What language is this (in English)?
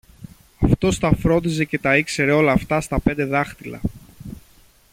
Greek